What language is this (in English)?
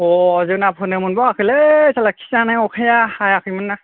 Bodo